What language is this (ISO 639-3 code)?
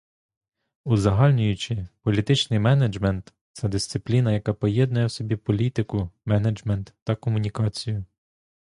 ukr